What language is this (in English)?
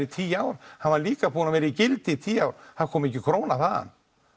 Icelandic